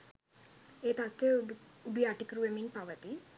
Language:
Sinhala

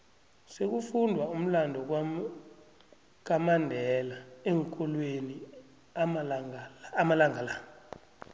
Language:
South Ndebele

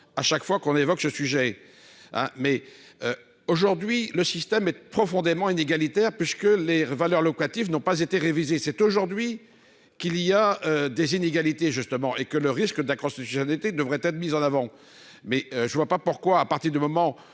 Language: French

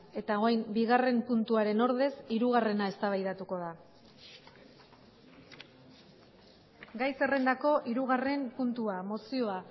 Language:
Basque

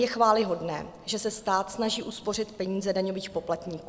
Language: Czech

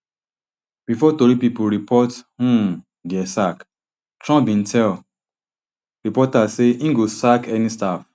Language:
Nigerian Pidgin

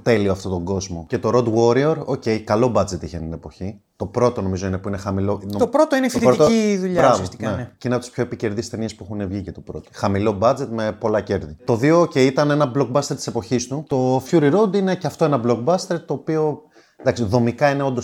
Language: Greek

